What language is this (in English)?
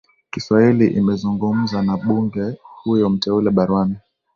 Swahili